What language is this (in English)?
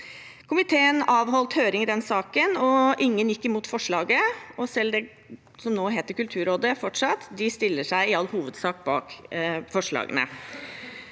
Norwegian